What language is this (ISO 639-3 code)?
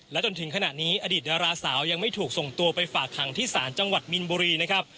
tha